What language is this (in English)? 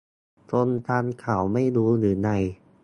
Thai